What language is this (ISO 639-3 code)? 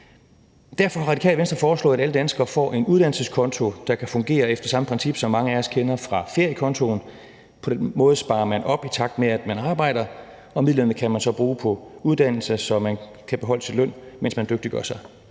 dan